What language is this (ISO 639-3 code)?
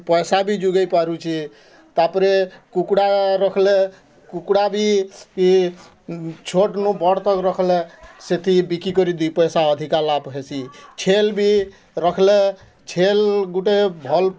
ori